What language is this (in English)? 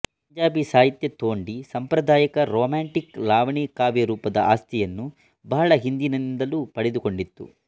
Kannada